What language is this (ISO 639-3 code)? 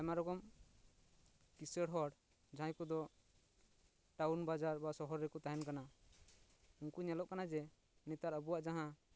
sat